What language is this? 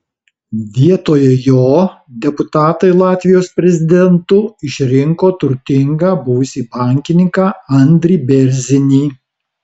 Lithuanian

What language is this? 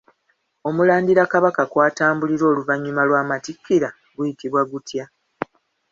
Ganda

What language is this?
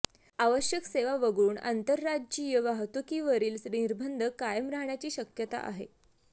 Marathi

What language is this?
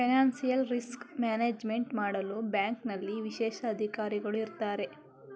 Kannada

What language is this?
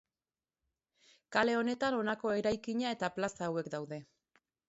Basque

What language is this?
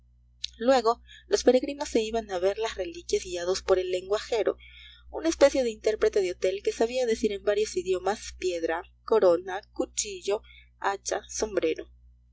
Spanish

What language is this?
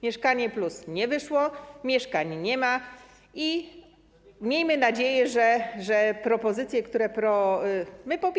Polish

